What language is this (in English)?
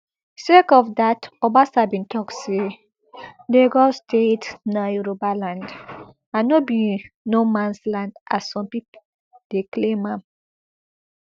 Nigerian Pidgin